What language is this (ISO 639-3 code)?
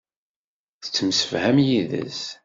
kab